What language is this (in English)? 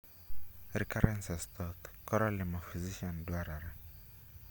Luo (Kenya and Tanzania)